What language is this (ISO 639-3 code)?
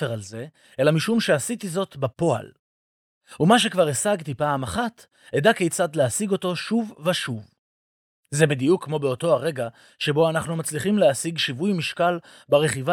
heb